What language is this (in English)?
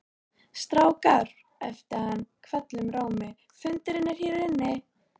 Icelandic